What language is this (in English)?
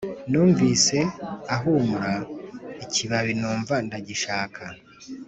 Kinyarwanda